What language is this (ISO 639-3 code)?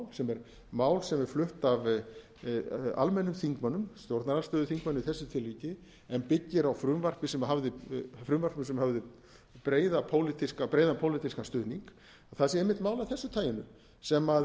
isl